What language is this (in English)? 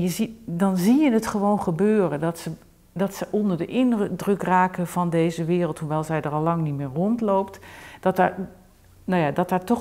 Dutch